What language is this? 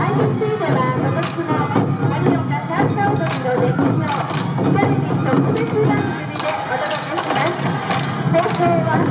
Japanese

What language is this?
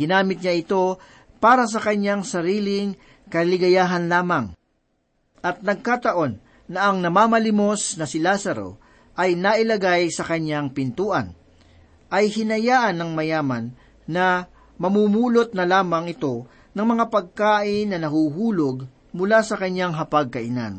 Filipino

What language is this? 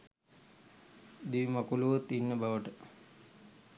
Sinhala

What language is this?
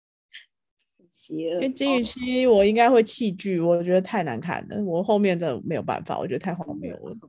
Chinese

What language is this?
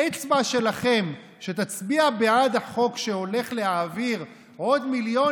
Hebrew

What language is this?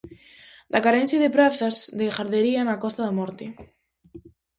Galician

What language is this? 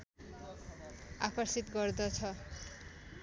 Nepali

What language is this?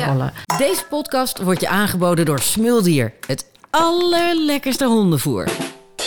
Dutch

